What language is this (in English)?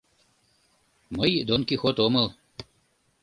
Mari